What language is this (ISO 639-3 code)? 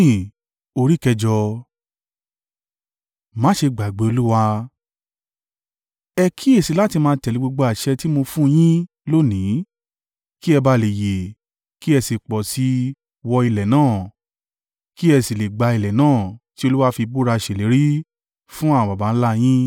yor